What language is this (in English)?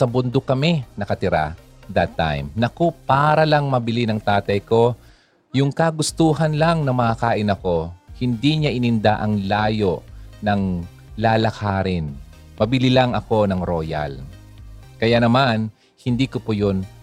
Filipino